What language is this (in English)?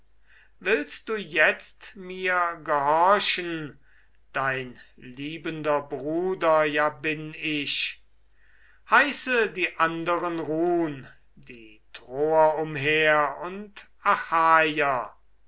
German